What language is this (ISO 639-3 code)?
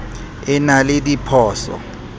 sot